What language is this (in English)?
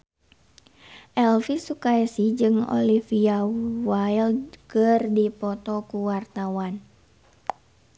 Sundanese